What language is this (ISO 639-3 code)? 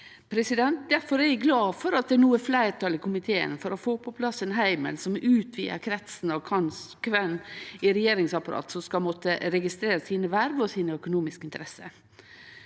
nor